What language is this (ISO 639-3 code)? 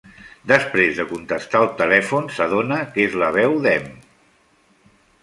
cat